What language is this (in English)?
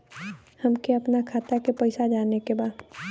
Bhojpuri